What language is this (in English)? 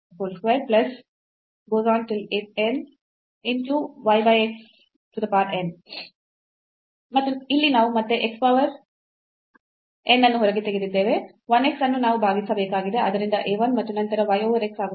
Kannada